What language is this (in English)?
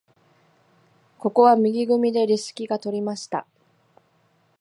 Japanese